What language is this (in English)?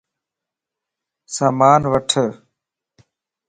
Lasi